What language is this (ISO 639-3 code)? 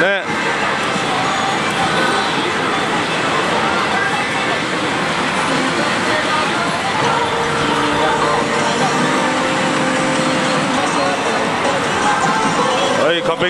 jpn